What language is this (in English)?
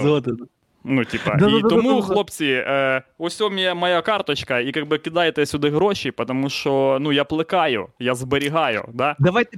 Ukrainian